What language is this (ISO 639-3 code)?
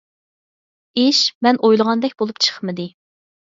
uig